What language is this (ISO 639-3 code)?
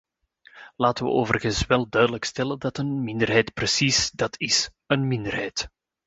nld